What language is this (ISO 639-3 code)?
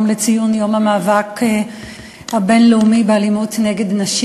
heb